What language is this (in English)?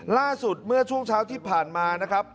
Thai